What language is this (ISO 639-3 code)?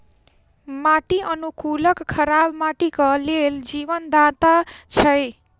mai